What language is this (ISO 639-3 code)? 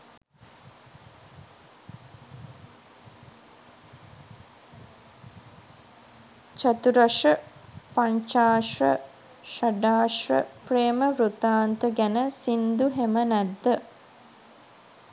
sin